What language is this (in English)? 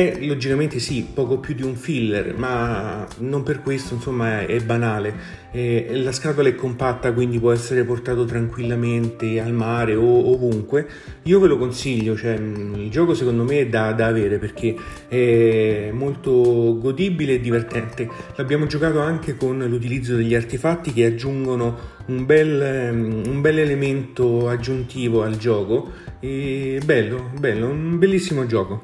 Italian